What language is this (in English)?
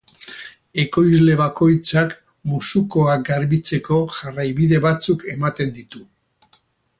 Basque